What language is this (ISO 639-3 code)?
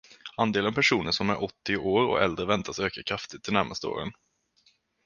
swe